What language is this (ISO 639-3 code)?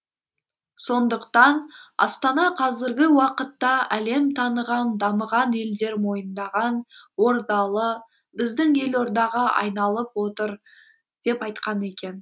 kaz